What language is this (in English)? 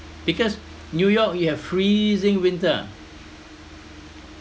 English